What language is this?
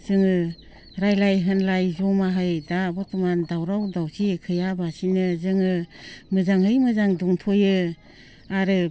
Bodo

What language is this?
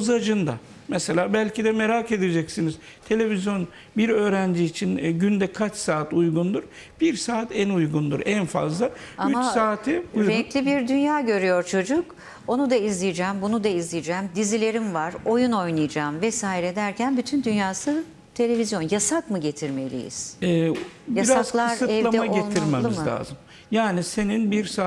Turkish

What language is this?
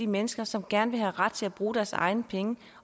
Danish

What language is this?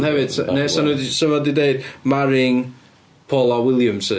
Welsh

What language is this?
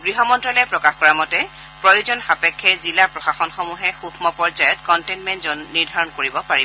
Assamese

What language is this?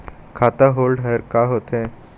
Chhattisgarhi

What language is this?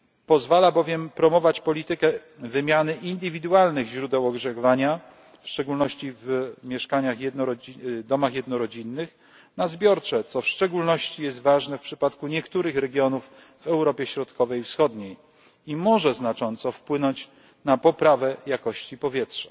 Polish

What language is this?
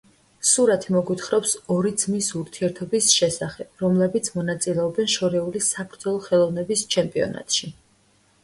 Georgian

